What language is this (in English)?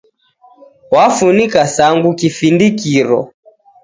Taita